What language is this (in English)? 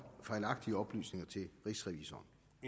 Danish